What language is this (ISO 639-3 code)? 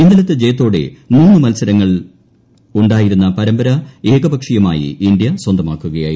mal